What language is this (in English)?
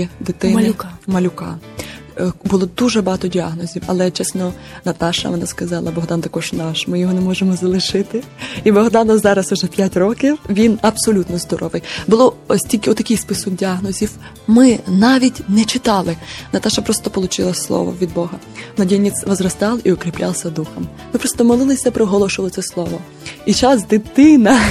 Ukrainian